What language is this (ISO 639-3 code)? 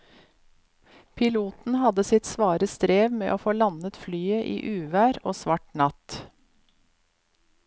nor